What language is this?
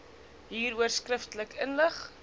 Afrikaans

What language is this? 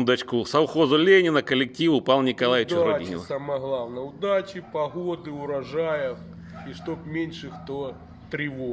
Russian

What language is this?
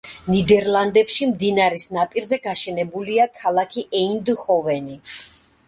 Georgian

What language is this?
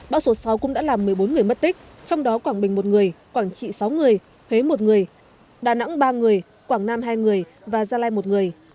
Vietnamese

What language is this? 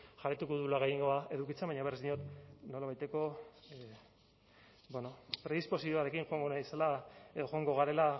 Basque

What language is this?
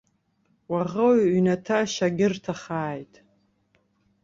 Abkhazian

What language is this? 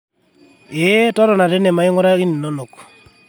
Masai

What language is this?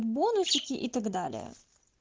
Russian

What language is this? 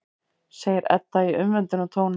Icelandic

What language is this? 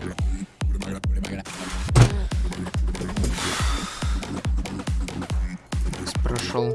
Russian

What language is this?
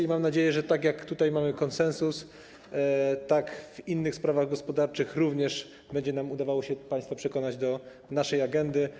Polish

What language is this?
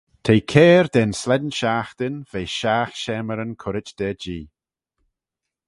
Manx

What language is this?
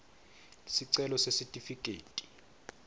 Swati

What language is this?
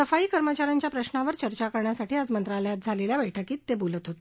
Marathi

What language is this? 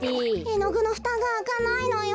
Japanese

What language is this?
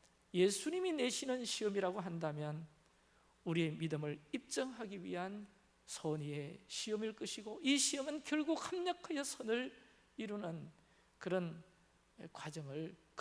Korean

